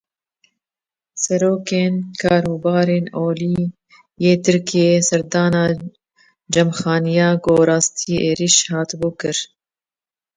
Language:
Kurdish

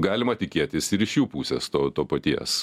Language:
Lithuanian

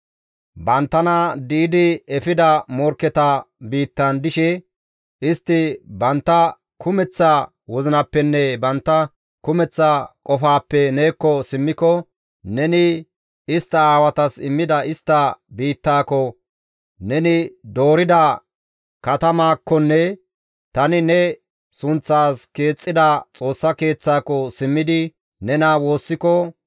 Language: Gamo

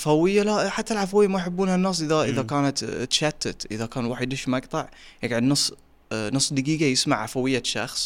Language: Arabic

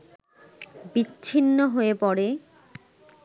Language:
Bangla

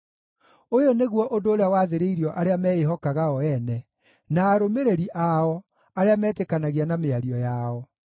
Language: Kikuyu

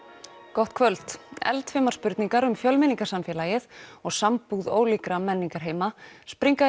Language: Icelandic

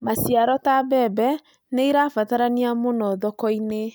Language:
Kikuyu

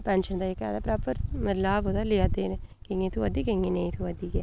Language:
Dogri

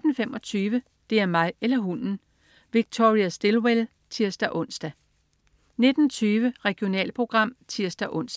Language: Danish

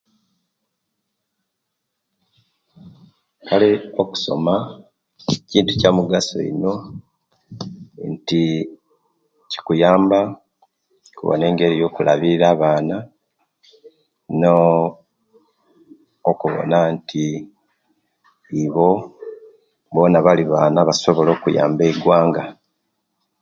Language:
Kenyi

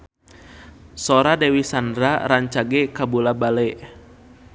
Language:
Sundanese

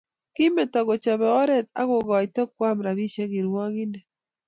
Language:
Kalenjin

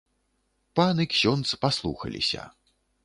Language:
Belarusian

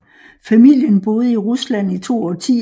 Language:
Danish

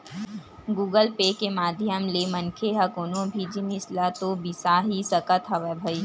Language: Chhattisgarhi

